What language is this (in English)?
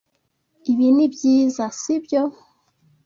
Kinyarwanda